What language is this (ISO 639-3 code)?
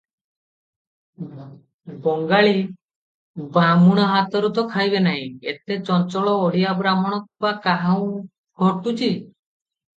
ori